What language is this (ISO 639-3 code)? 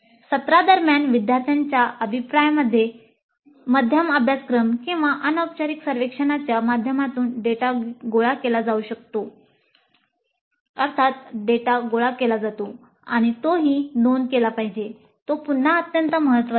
mar